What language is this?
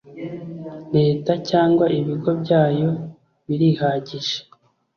Kinyarwanda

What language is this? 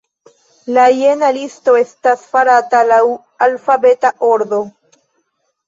Esperanto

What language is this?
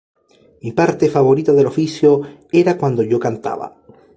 Spanish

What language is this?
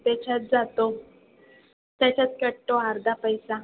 Marathi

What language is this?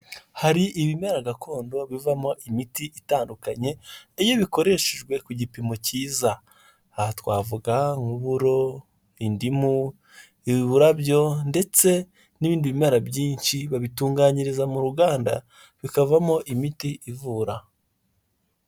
Kinyarwanda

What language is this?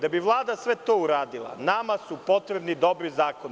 Serbian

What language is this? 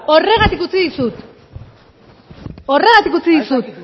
Basque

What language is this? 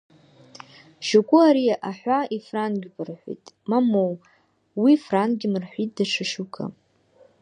Abkhazian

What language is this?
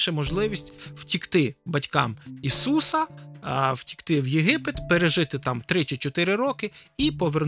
Ukrainian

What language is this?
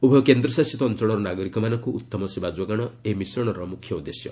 Odia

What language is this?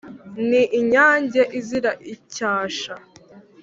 Kinyarwanda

